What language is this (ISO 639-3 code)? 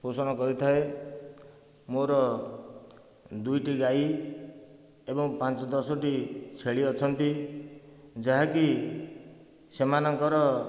ori